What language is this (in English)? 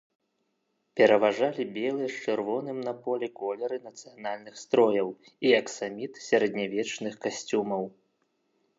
Belarusian